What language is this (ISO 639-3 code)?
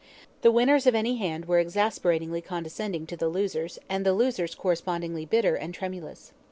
eng